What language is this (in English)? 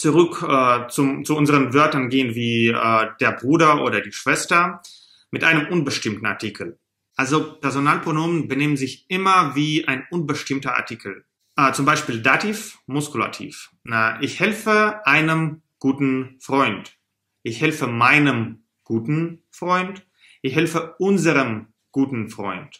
German